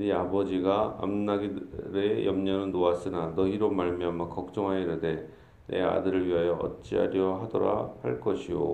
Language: Korean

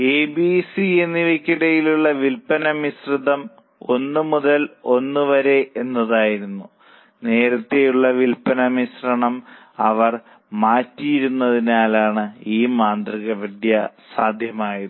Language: Malayalam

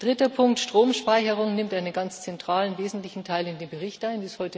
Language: German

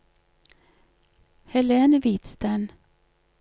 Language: Norwegian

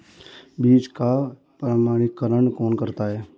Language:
Hindi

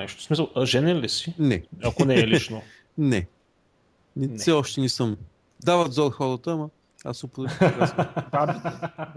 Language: Bulgarian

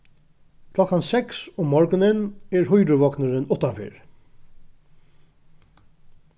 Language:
Faroese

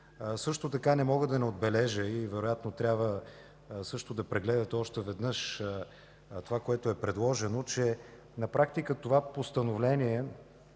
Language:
Bulgarian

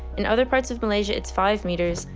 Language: English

